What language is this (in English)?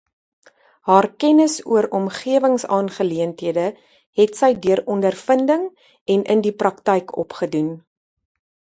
Afrikaans